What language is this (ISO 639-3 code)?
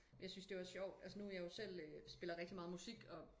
dan